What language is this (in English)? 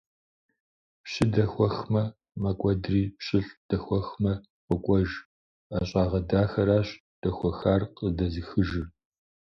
Kabardian